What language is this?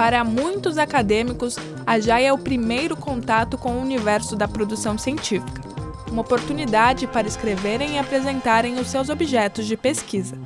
Portuguese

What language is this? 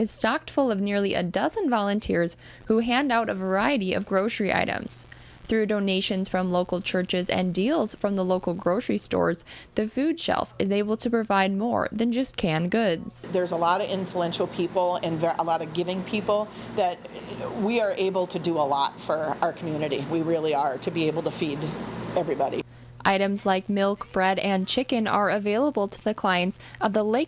English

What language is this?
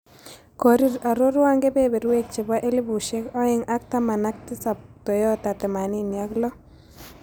Kalenjin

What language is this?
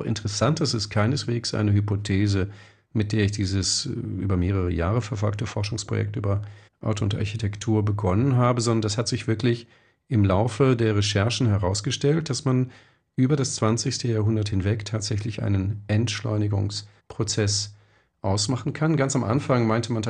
German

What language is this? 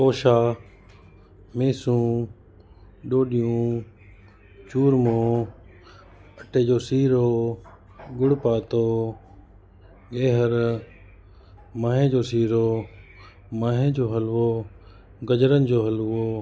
Sindhi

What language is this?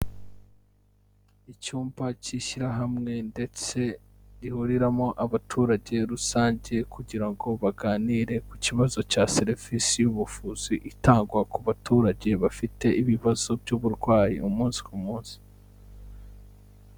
Kinyarwanda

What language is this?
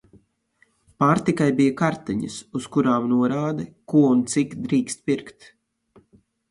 Latvian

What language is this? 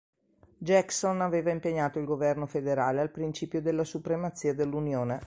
Italian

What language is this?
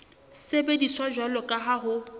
Southern Sotho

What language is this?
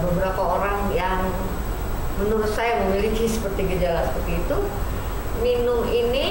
Indonesian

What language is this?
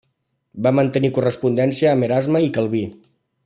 Catalan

